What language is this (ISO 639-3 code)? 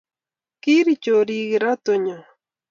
kln